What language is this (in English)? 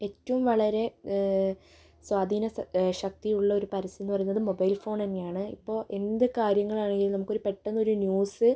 Malayalam